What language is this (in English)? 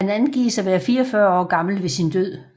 Danish